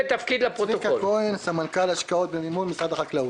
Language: Hebrew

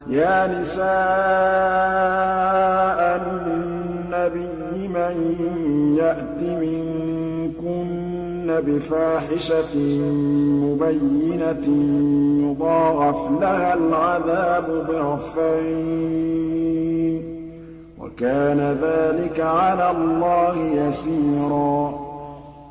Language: Arabic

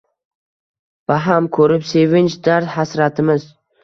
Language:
Uzbek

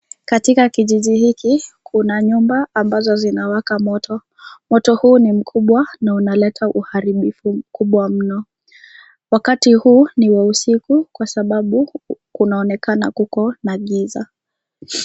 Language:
Swahili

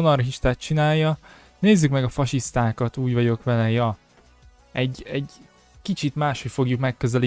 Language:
Hungarian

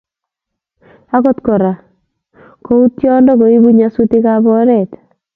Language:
Kalenjin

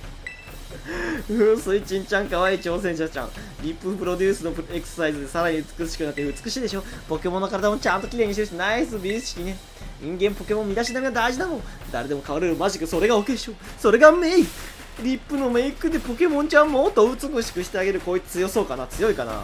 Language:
Japanese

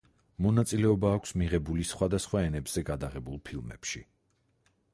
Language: Georgian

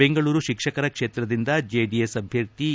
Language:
Kannada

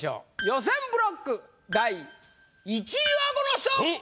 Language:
Japanese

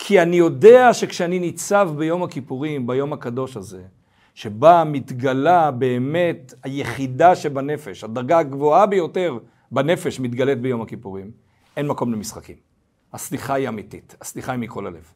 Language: Hebrew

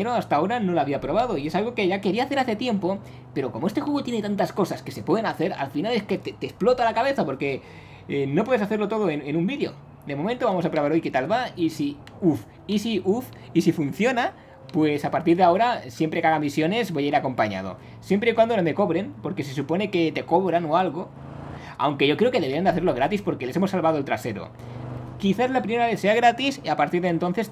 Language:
Spanish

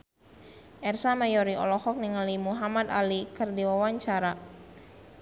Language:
Sundanese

